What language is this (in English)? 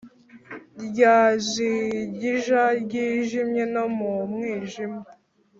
Kinyarwanda